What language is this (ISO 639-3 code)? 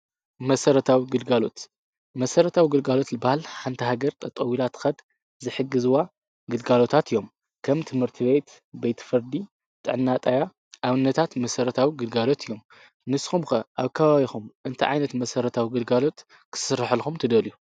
tir